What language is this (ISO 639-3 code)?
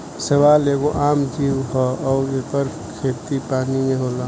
bho